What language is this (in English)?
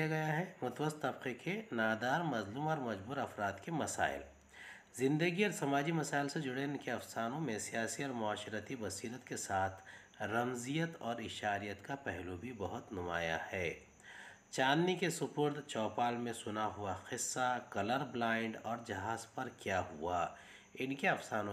Hindi